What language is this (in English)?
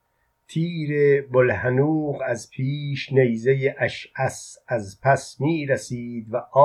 Persian